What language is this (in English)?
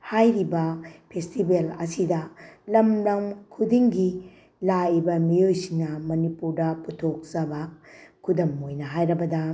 Manipuri